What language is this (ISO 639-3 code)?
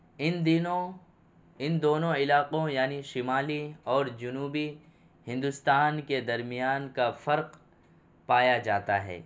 urd